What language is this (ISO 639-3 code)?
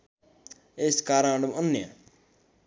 nep